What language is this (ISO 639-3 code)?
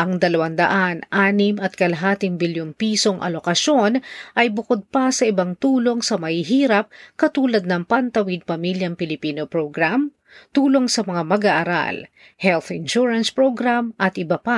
fil